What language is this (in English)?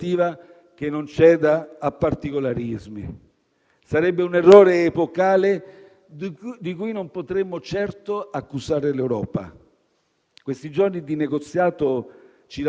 Italian